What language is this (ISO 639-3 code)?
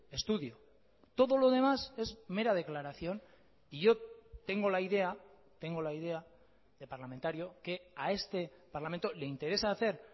spa